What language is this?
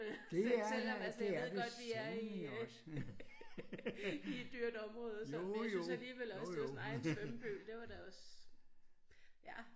Danish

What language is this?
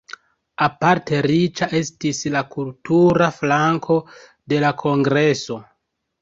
Esperanto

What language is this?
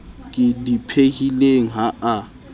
Southern Sotho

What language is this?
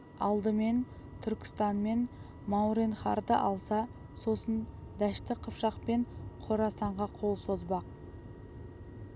Kazakh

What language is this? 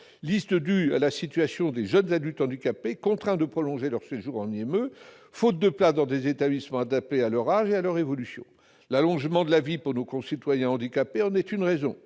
French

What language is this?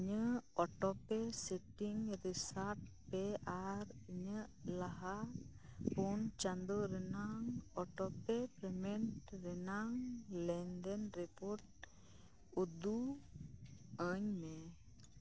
Santali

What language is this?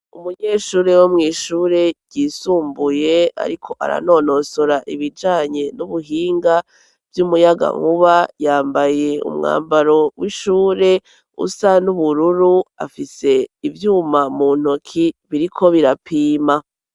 Rundi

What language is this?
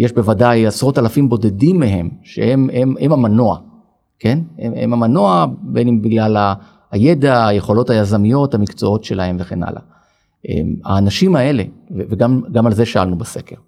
Hebrew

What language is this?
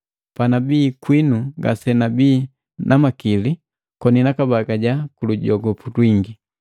Matengo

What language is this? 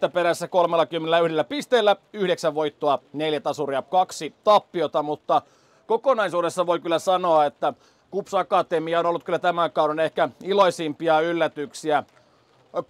Finnish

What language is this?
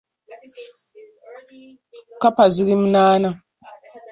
Ganda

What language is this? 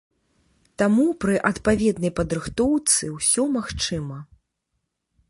Belarusian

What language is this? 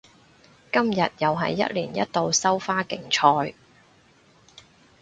Cantonese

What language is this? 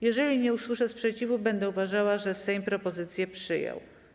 Polish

